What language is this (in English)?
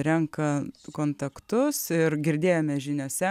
Lithuanian